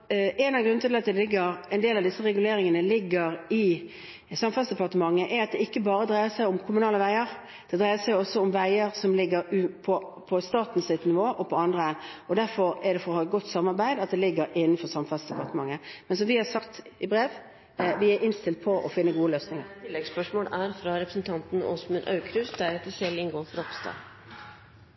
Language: Norwegian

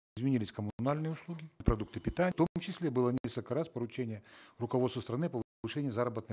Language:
Kazakh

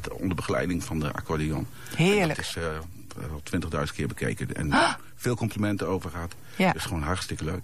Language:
Dutch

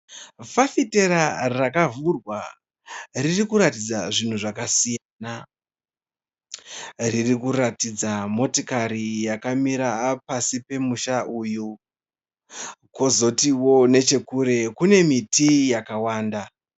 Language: Shona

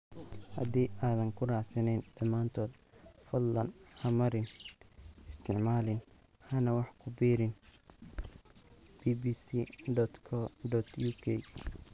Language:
Somali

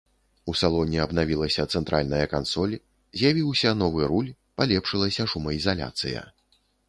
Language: Belarusian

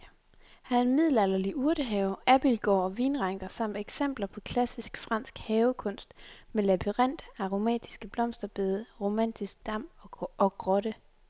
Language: Danish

